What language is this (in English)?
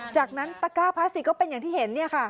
Thai